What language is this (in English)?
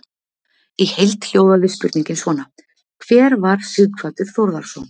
Icelandic